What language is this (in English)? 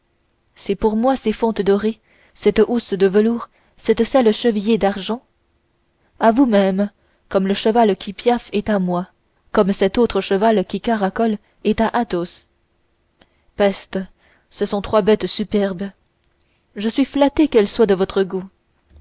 French